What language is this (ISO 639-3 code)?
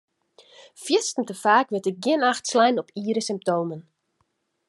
fry